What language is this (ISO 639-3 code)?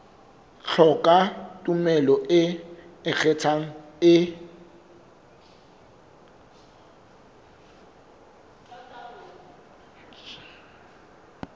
sot